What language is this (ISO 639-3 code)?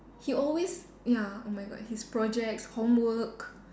eng